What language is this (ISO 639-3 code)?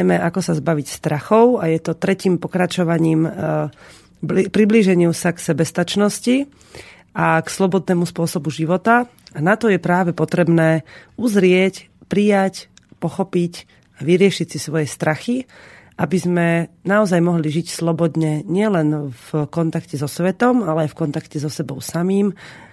slk